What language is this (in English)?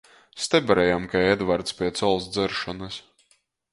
Latgalian